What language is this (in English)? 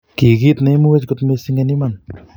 Kalenjin